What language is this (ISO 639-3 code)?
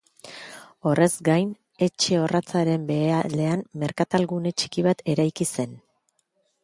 eus